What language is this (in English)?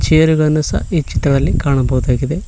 Kannada